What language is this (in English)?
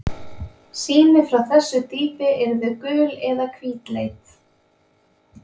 Icelandic